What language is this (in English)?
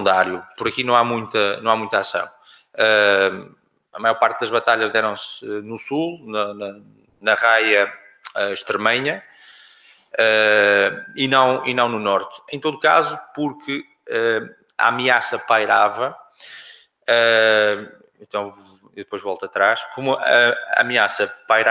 Portuguese